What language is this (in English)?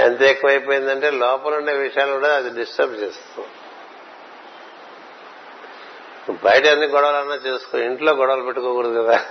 Telugu